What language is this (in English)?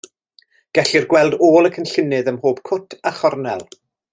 Welsh